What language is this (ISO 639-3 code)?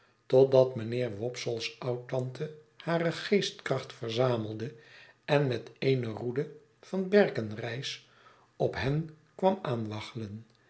nld